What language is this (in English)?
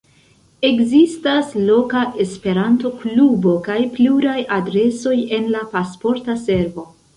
Esperanto